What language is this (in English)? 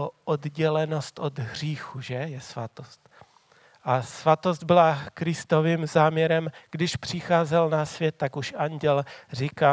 Czech